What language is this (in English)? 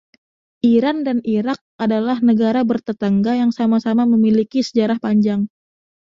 Indonesian